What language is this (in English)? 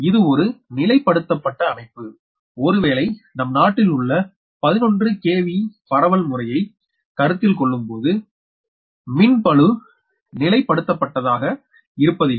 Tamil